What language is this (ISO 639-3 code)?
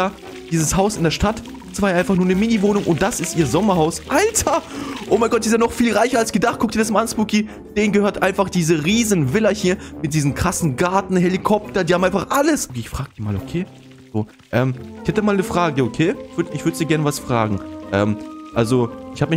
deu